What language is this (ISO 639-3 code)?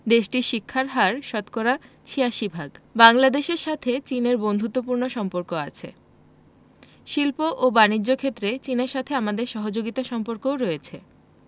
ben